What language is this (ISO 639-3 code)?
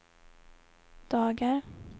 swe